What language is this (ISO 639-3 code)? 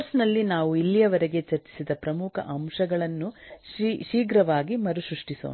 kan